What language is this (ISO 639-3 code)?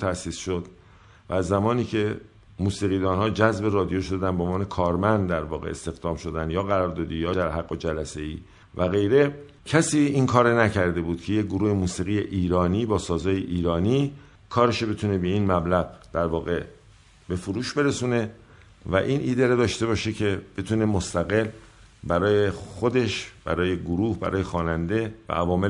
fas